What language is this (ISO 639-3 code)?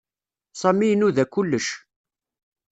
kab